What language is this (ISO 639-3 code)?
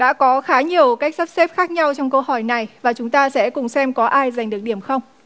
vie